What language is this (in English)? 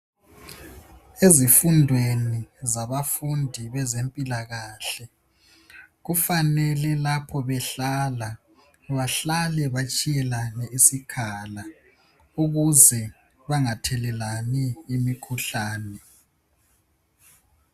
North Ndebele